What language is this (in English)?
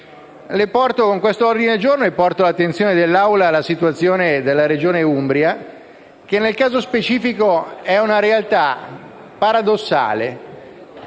Italian